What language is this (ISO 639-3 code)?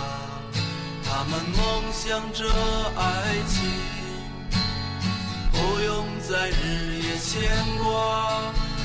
zho